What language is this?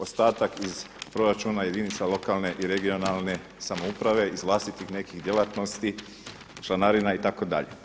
Croatian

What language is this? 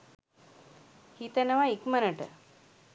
Sinhala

